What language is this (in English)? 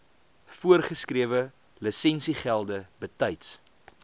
Afrikaans